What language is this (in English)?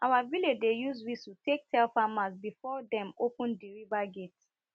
Nigerian Pidgin